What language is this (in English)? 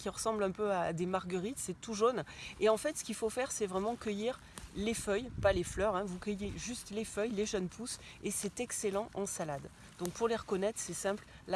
French